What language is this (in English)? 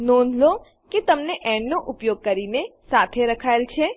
Gujarati